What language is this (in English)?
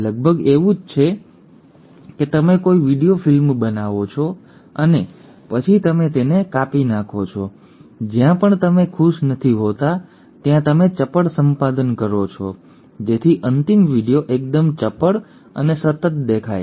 Gujarati